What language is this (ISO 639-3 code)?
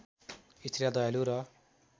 nep